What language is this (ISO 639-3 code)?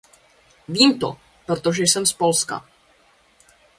ces